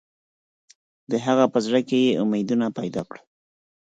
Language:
Pashto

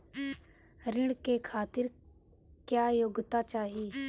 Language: Bhojpuri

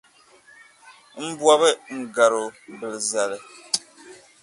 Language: Dagbani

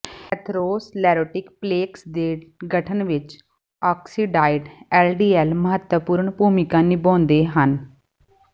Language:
Punjabi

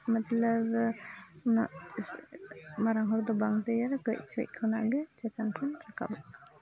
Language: Santali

